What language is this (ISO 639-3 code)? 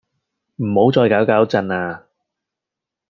yue